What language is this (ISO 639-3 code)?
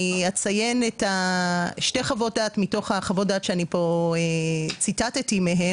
heb